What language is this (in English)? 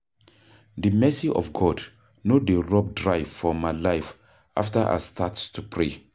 Nigerian Pidgin